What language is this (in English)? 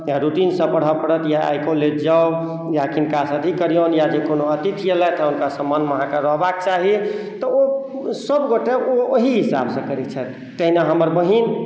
Maithili